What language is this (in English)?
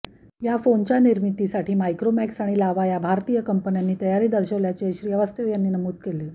Marathi